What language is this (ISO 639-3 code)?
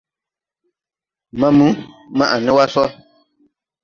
tui